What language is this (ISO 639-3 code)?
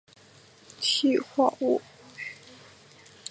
zho